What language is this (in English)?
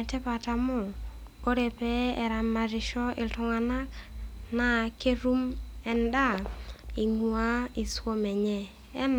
Masai